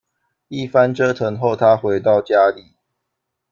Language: Chinese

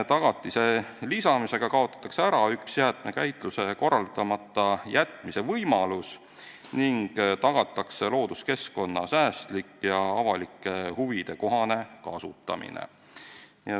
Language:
Estonian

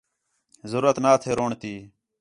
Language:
Khetrani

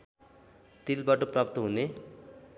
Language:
Nepali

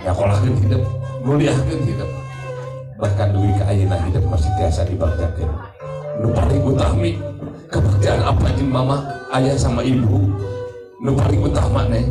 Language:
Indonesian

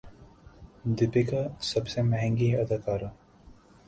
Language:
Urdu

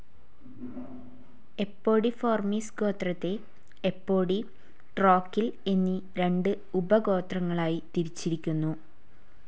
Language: Malayalam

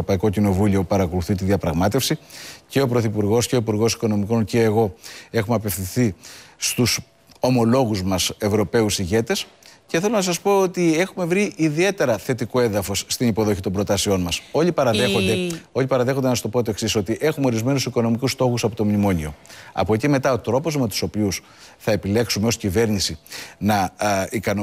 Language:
Greek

